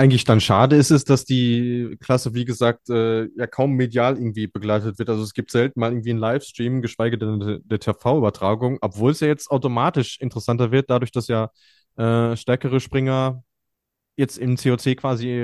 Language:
German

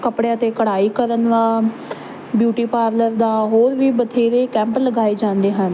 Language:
Punjabi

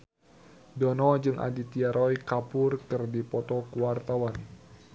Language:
Sundanese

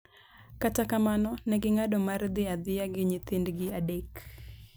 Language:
Luo (Kenya and Tanzania)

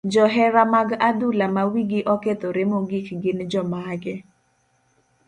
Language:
Luo (Kenya and Tanzania)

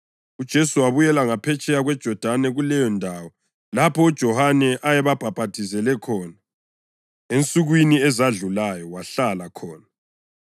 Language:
North Ndebele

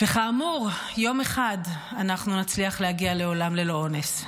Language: Hebrew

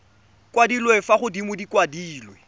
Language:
Tswana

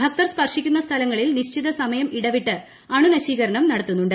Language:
Malayalam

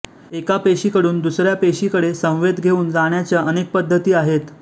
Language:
Marathi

